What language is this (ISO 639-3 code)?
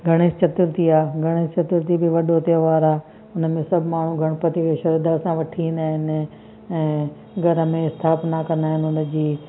snd